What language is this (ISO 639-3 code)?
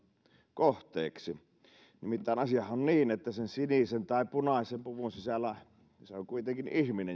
fin